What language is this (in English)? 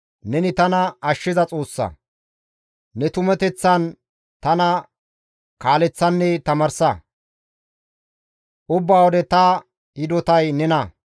Gamo